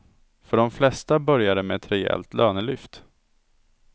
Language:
Swedish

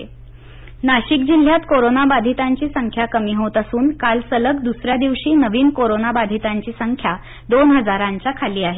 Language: Marathi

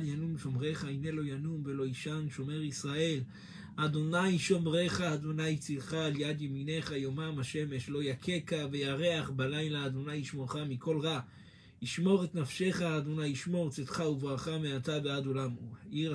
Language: Hebrew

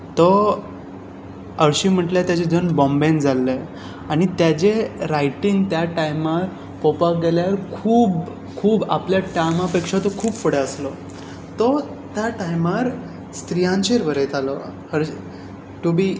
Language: Konkani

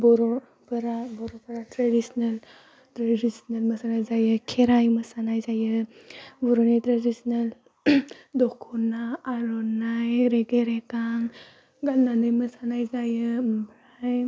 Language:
Bodo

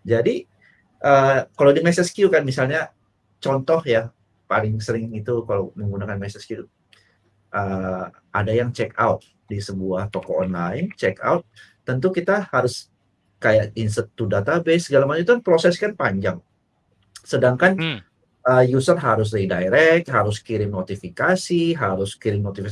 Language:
Indonesian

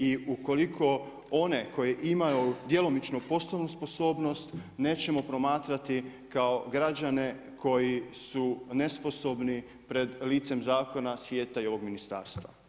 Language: Croatian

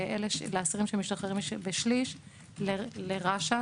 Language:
Hebrew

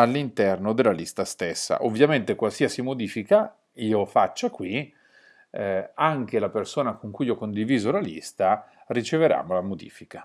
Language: Italian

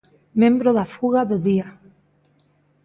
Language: Galician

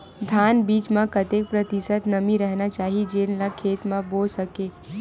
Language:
Chhattisgarhi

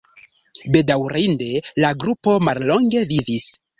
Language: Esperanto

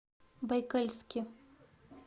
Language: Russian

